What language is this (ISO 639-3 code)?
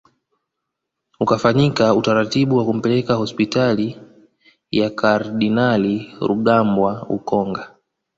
swa